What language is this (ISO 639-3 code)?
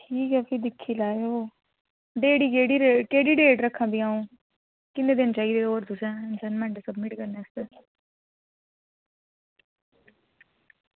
doi